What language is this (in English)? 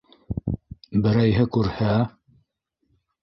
Bashkir